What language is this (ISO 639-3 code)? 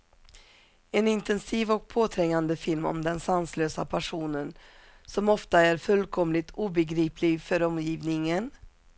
swe